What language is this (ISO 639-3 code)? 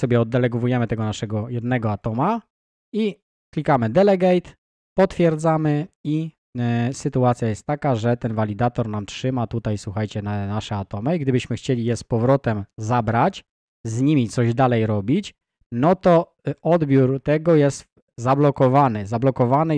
pol